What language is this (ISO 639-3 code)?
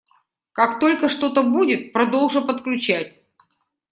rus